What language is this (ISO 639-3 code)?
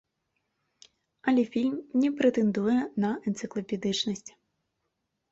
bel